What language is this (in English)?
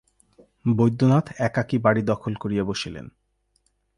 Bangla